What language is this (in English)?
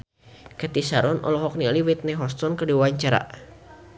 Sundanese